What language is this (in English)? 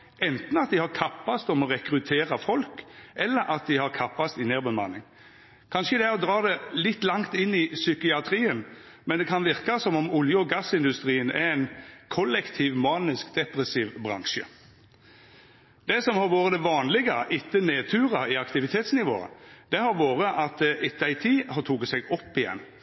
Norwegian Nynorsk